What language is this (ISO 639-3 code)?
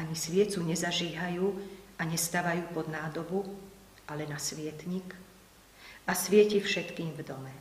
slk